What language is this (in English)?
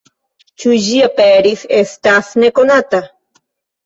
Esperanto